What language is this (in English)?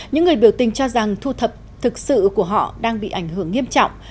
Vietnamese